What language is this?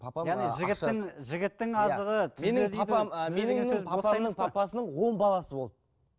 Kazakh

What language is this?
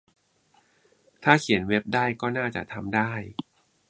Thai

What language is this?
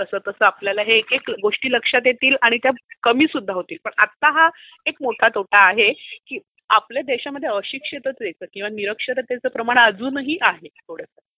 Marathi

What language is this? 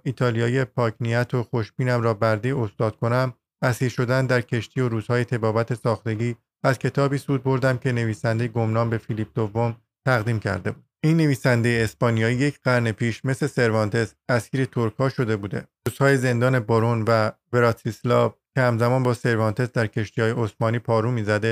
Persian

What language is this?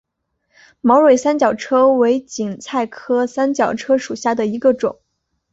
Chinese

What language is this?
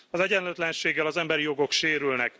Hungarian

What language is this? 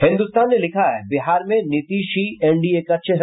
Hindi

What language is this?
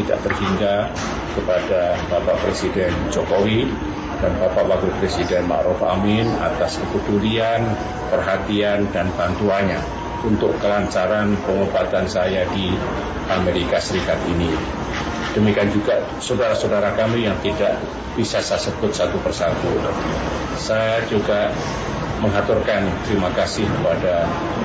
Indonesian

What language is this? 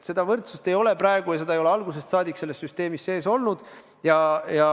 Estonian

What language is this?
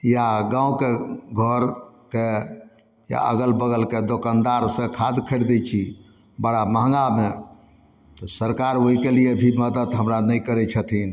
Maithili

